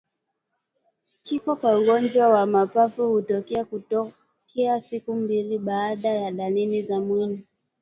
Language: Swahili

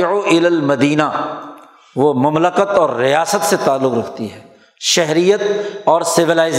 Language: Urdu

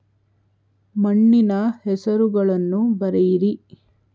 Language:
Kannada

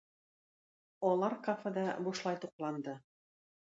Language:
Tatar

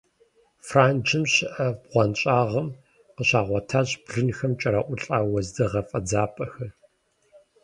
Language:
Kabardian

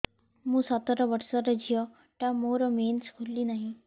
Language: Odia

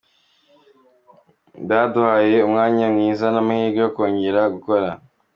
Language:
Kinyarwanda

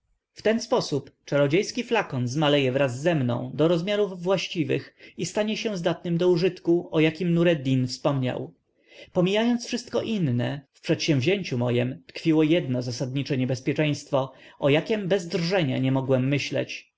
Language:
Polish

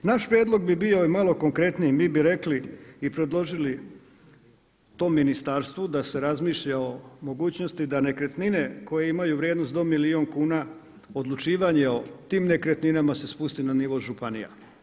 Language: Croatian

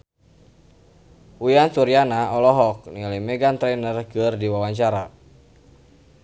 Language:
Sundanese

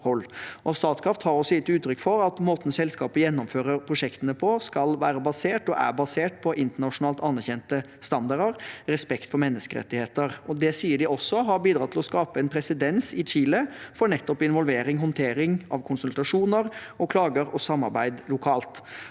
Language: Norwegian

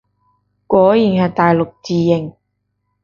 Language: Cantonese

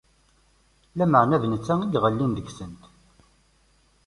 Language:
Kabyle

